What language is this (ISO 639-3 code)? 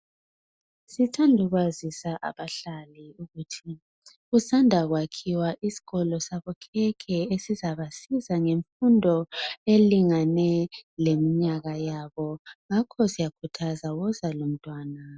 nde